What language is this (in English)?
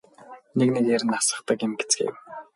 Mongolian